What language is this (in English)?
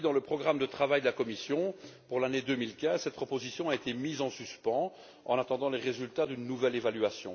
French